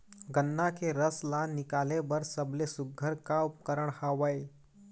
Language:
Chhattisgarhi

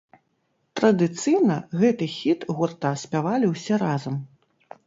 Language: Belarusian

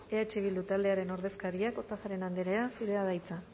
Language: Basque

